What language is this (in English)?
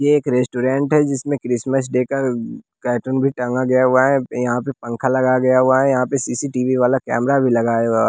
Hindi